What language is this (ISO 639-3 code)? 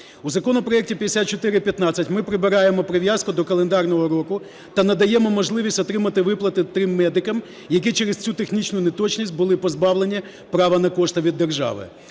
ukr